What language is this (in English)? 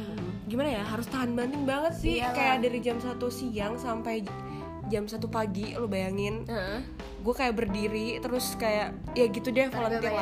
Indonesian